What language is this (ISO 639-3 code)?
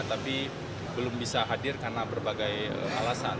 ind